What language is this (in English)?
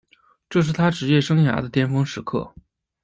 Chinese